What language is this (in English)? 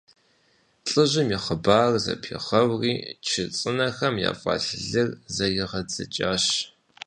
Kabardian